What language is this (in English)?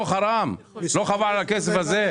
Hebrew